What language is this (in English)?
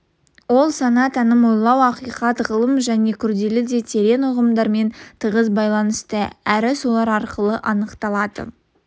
Kazakh